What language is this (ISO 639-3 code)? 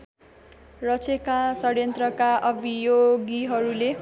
nep